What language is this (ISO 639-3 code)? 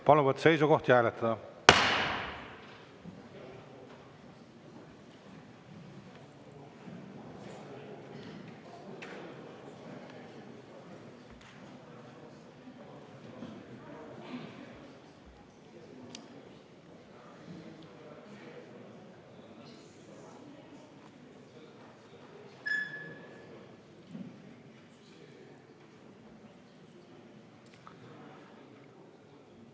est